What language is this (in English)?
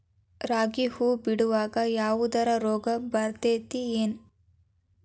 Kannada